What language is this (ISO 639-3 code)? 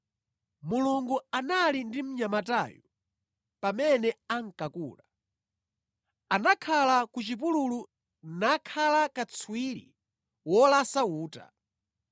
nya